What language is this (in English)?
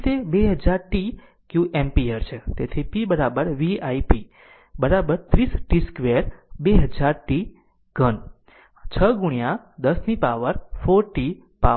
Gujarati